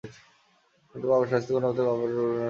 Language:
Bangla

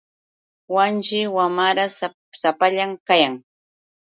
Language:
Yauyos Quechua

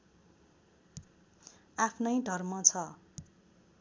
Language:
Nepali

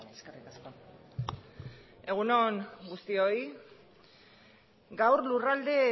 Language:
Basque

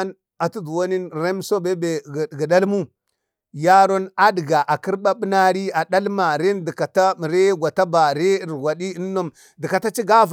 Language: Bade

